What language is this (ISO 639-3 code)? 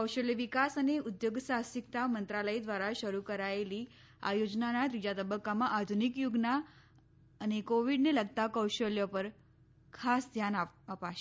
guj